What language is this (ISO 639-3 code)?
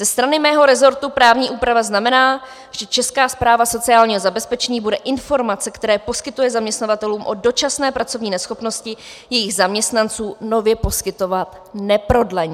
ces